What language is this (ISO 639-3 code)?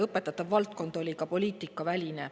est